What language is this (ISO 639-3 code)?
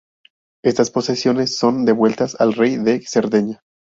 spa